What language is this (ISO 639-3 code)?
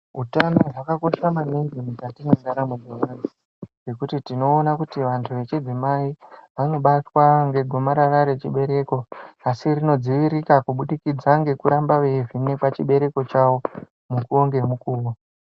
ndc